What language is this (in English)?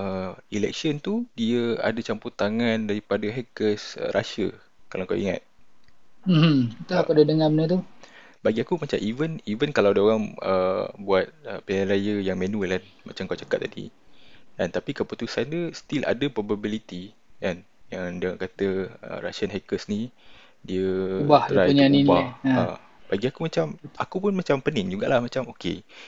Malay